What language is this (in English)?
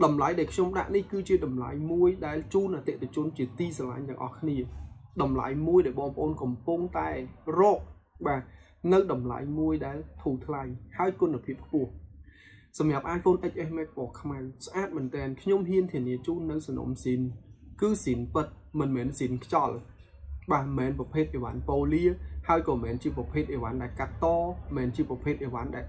Vietnamese